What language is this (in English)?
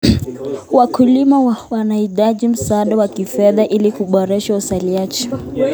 Kalenjin